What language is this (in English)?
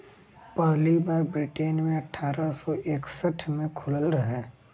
Bhojpuri